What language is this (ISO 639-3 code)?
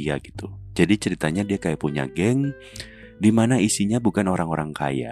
ind